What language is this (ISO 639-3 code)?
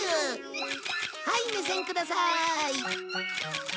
jpn